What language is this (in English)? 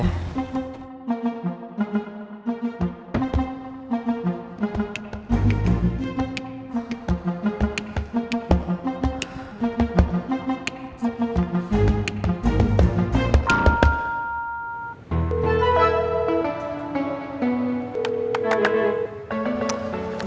Indonesian